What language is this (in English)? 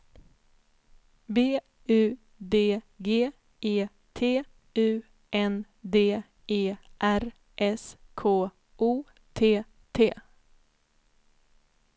Swedish